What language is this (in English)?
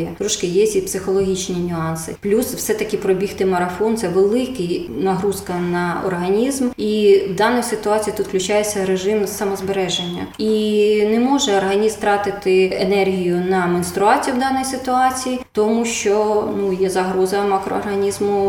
Ukrainian